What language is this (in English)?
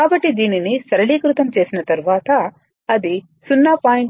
Telugu